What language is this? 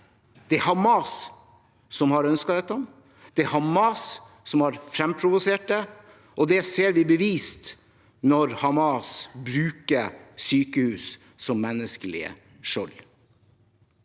Norwegian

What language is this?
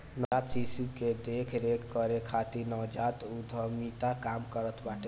Bhojpuri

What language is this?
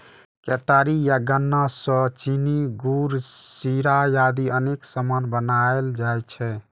Maithili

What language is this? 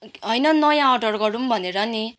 Nepali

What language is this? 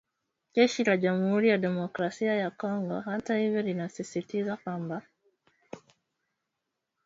Swahili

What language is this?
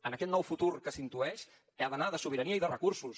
Catalan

